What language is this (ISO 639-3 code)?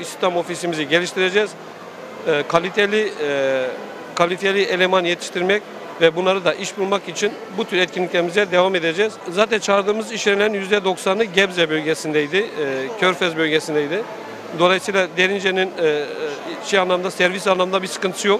tur